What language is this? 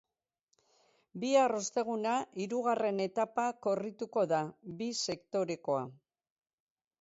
Basque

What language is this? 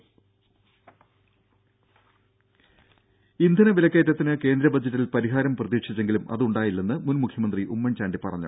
Malayalam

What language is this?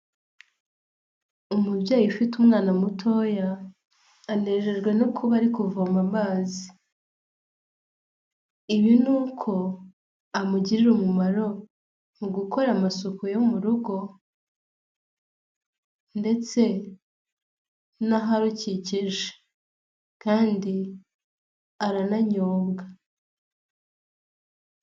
Kinyarwanda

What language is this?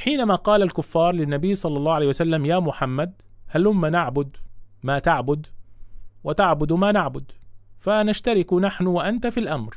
Arabic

